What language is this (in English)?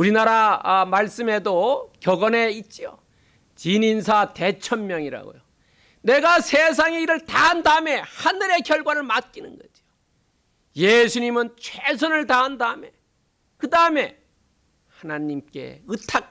Korean